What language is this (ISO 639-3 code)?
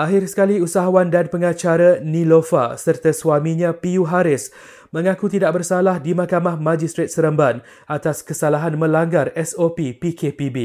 msa